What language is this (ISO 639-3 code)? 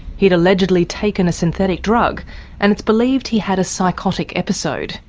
eng